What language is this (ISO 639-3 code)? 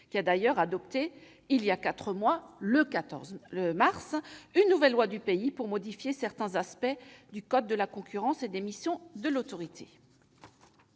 fra